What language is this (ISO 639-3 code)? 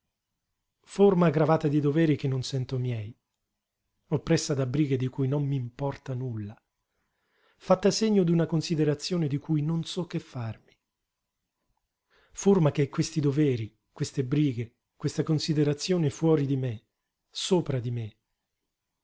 ita